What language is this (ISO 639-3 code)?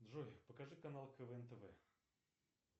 rus